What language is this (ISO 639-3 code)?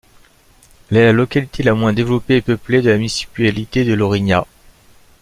fra